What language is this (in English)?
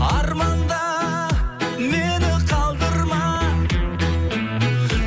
Kazakh